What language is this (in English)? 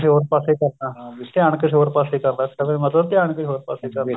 Punjabi